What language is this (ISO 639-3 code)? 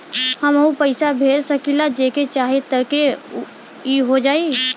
bho